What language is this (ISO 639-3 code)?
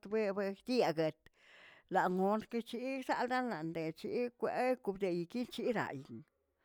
zts